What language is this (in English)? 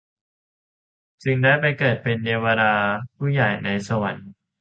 Thai